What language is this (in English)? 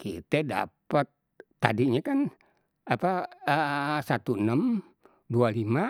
Betawi